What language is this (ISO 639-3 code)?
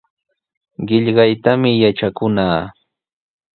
qws